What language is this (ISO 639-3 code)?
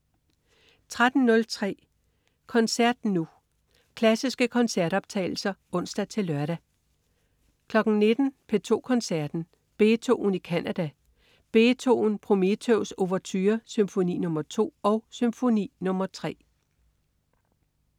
dan